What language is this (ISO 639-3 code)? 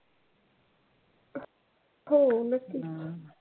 mar